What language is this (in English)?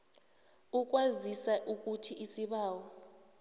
South Ndebele